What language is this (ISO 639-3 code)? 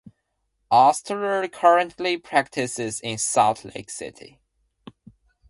eng